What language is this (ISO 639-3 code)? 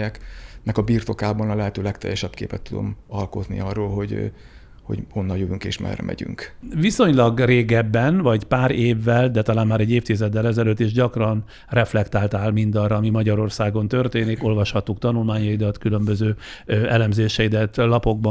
hun